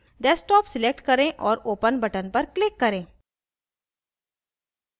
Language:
Hindi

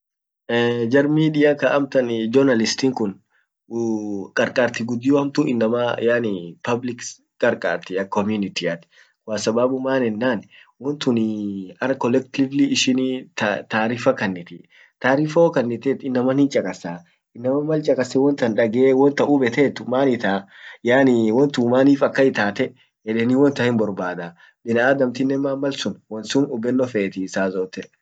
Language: Orma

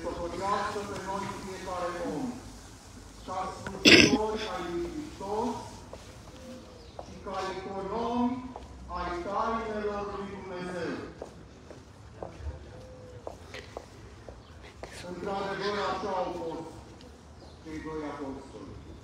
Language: Romanian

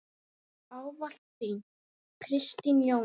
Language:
Icelandic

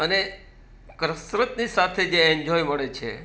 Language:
Gujarati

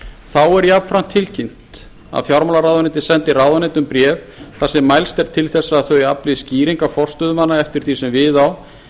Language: Icelandic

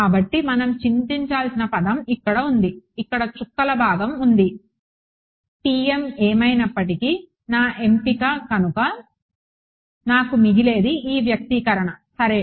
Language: Telugu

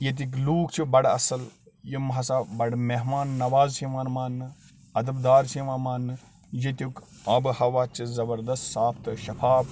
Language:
Kashmiri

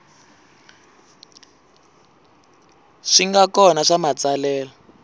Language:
Tsonga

